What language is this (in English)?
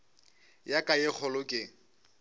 Northern Sotho